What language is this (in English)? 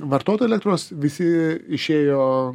Lithuanian